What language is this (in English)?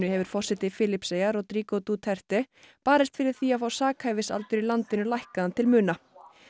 Icelandic